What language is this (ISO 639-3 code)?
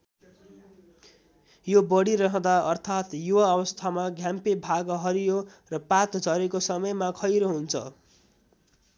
nep